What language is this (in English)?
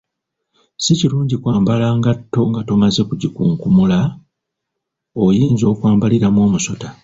Ganda